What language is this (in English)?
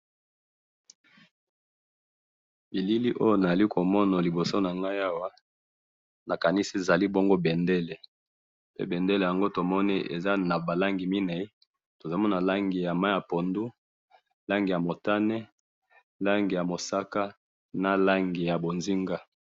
Lingala